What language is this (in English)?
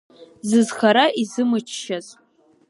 Abkhazian